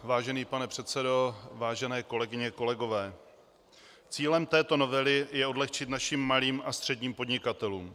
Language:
Czech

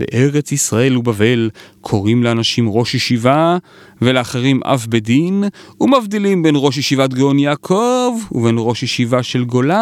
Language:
Hebrew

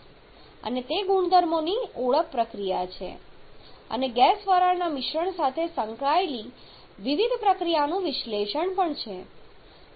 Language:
Gujarati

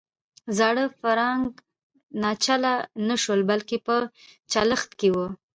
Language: Pashto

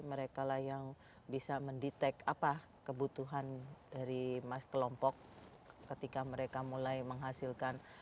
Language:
Indonesian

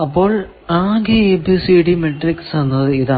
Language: Malayalam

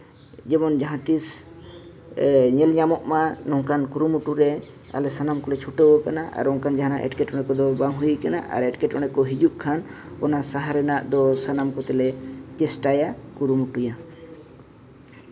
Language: Santali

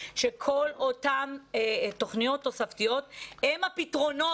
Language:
Hebrew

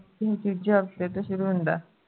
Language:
Punjabi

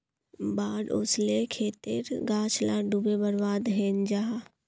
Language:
Magahi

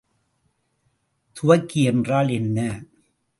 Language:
Tamil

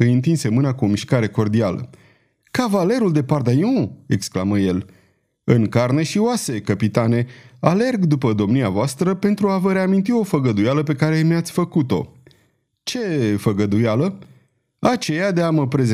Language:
Romanian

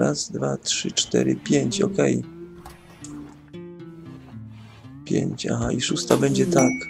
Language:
Polish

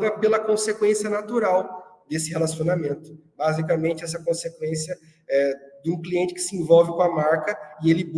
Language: Portuguese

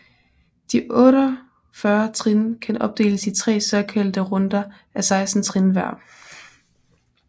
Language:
Danish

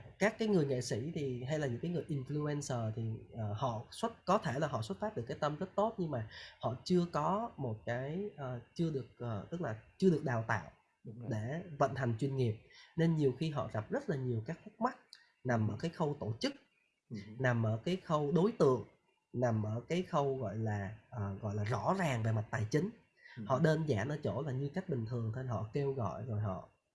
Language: Vietnamese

